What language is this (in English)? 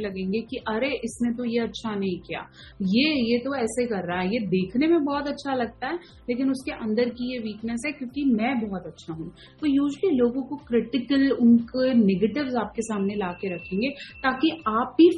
Punjabi